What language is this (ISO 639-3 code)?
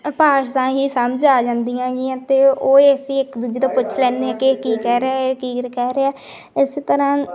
pan